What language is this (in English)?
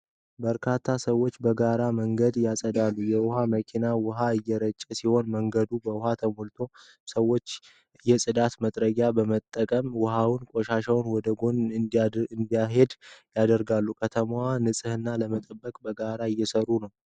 Amharic